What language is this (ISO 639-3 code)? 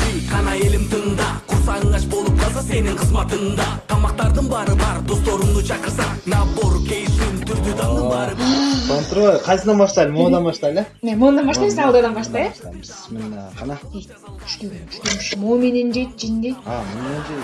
tur